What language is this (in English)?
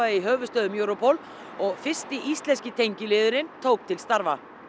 Icelandic